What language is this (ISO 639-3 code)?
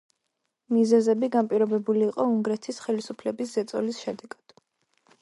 kat